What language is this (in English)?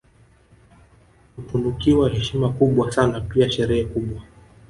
Swahili